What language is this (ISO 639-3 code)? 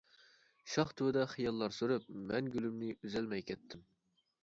uig